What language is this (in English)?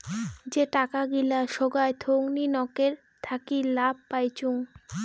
Bangla